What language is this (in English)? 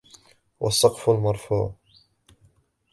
Arabic